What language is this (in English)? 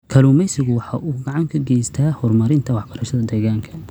Somali